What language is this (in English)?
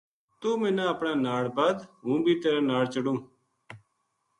Gujari